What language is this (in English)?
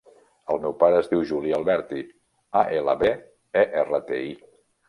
Catalan